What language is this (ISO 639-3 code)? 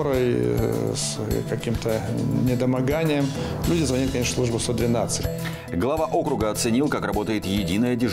rus